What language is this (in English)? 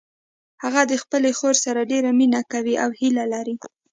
Pashto